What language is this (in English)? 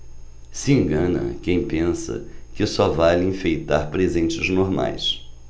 Portuguese